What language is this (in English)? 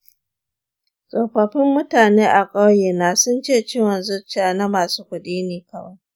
Hausa